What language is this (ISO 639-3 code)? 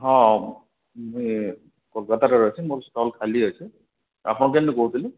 ori